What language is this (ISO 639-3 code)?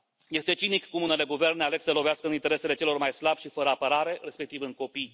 ron